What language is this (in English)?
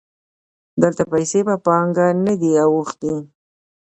Pashto